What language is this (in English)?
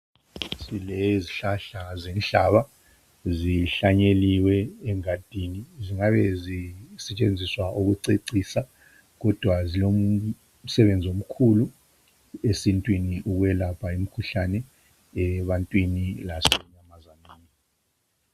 North Ndebele